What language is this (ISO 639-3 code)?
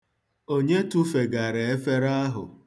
ibo